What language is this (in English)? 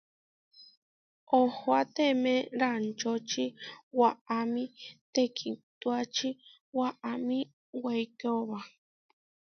Huarijio